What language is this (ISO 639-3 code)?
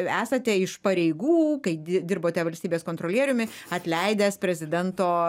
lit